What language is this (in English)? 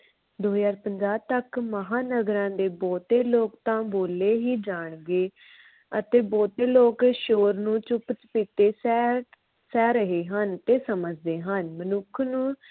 Punjabi